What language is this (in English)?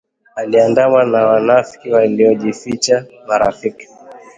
Swahili